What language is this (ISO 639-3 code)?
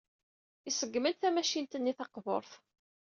kab